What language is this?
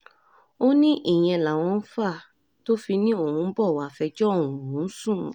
Yoruba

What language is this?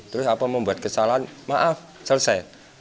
Indonesian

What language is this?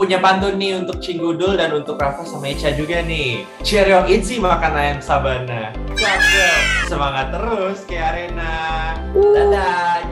Indonesian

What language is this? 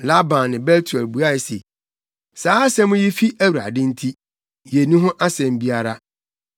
Akan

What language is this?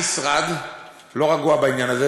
Hebrew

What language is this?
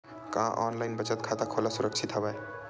Chhattisgarhi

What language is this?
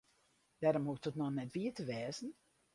Western Frisian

